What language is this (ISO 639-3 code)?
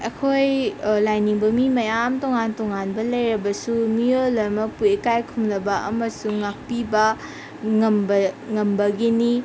mni